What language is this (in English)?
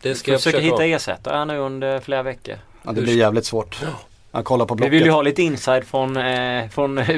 Swedish